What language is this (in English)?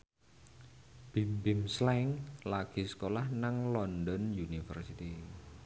Javanese